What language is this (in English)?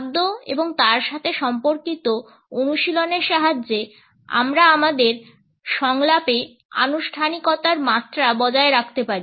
Bangla